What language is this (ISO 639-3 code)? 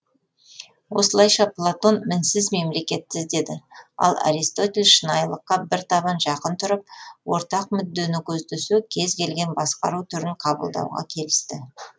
kaz